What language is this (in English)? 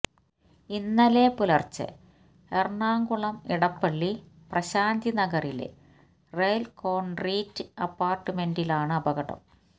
Malayalam